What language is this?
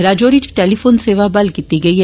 Dogri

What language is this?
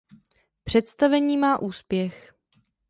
Czech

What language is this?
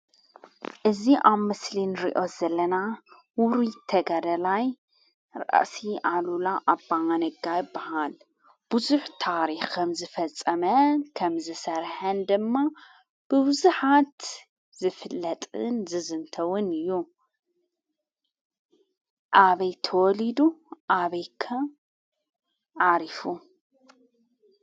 Tigrinya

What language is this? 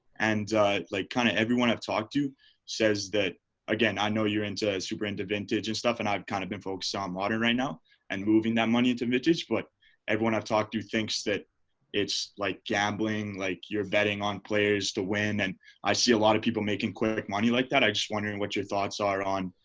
English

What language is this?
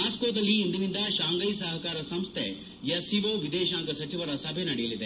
Kannada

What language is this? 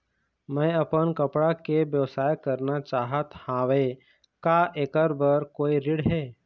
Chhattisgarhi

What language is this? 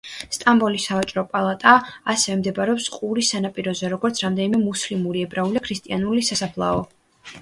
Georgian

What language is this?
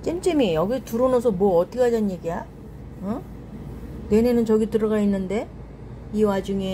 Korean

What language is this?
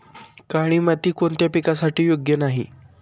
Marathi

